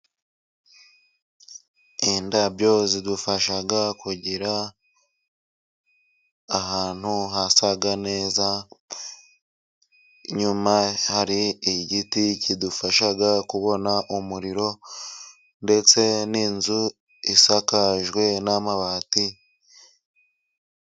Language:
Kinyarwanda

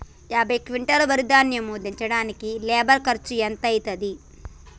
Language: Telugu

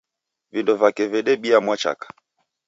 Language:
Taita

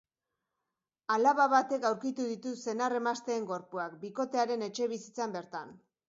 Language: Basque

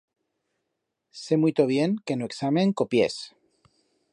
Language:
Aragonese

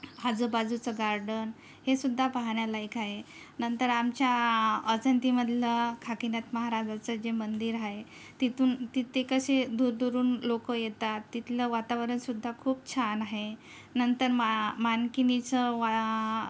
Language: Marathi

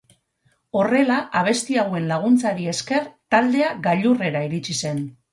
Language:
Basque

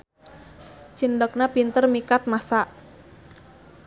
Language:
Sundanese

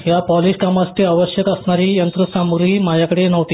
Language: Marathi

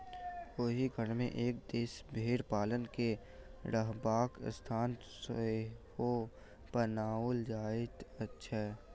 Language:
Maithili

